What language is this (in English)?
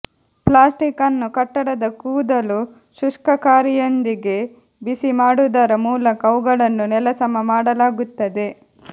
Kannada